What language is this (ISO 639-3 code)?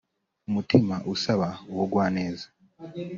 kin